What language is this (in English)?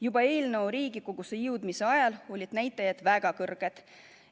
Estonian